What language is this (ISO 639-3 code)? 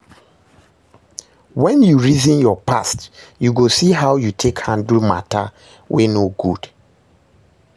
pcm